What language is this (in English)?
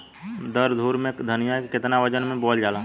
Bhojpuri